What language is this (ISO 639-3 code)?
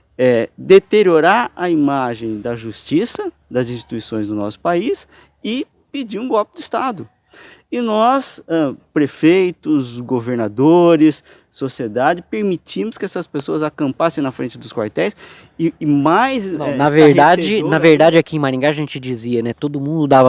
por